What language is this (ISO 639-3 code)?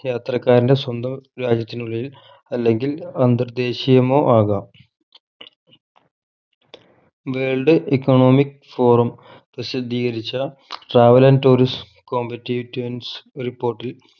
mal